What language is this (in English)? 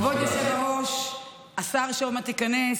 Hebrew